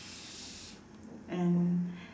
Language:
English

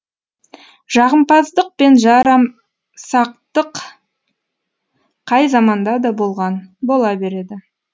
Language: Kazakh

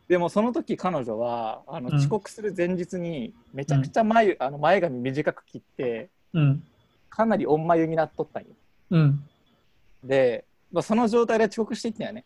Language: Japanese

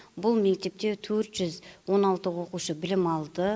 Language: Kazakh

